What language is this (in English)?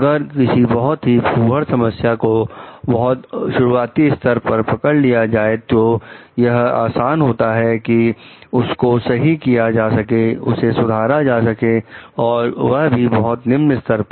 Hindi